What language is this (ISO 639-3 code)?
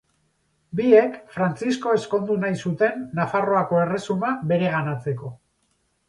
eus